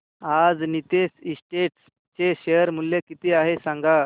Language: Marathi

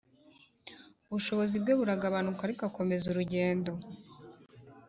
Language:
Kinyarwanda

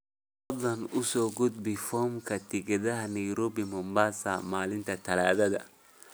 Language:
Somali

